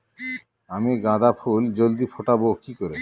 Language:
Bangla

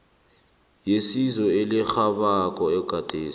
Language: South Ndebele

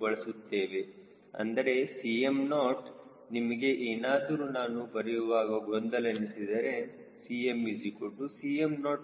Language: Kannada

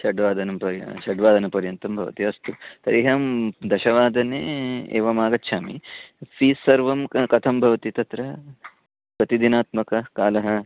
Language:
Sanskrit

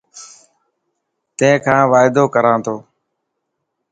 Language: Dhatki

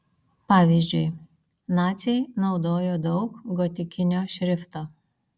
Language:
Lithuanian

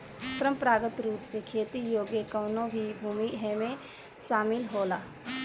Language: Bhojpuri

